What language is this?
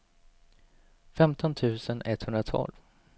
Swedish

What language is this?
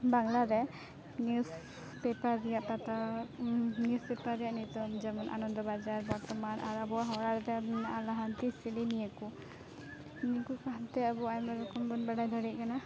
Santali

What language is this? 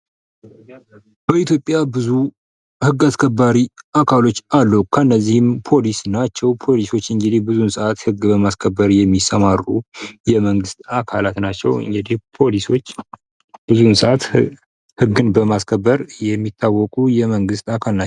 Amharic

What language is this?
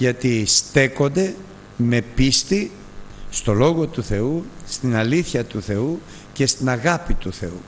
Greek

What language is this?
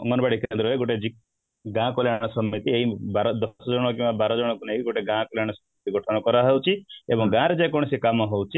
Odia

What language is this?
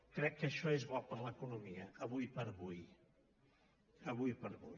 Catalan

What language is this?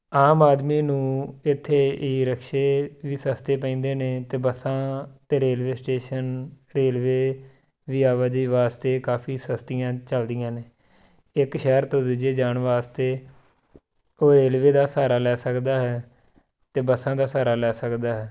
Punjabi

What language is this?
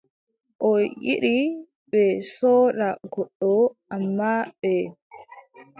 Adamawa Fulfulde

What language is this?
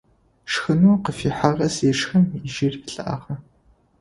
Adyghe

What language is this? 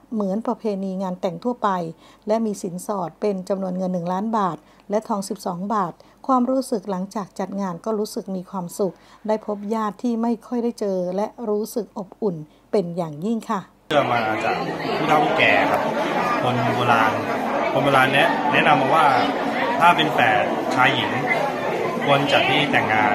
Thai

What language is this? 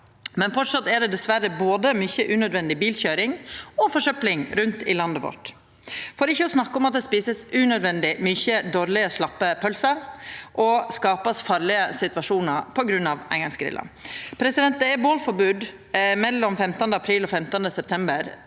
Norwegian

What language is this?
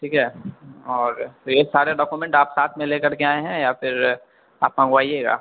Urdu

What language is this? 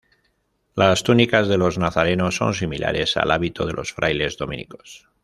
Spanish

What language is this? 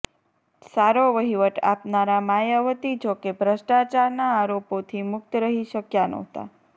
Gujarati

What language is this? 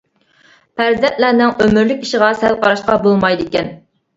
Uyghur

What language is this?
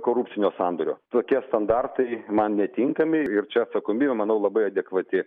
Lithuanian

